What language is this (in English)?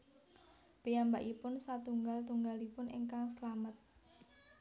Javanese